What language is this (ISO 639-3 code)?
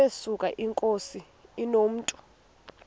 xho